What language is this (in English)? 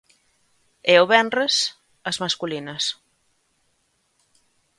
Galician